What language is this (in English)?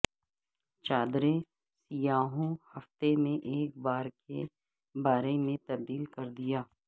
Urdu